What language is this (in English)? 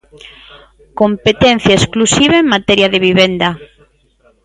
Galician